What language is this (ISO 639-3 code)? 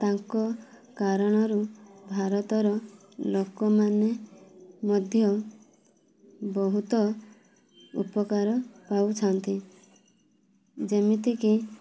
ori